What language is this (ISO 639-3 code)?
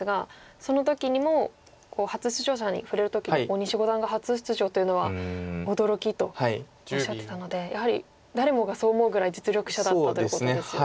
jpn